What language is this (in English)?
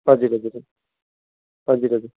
Nepali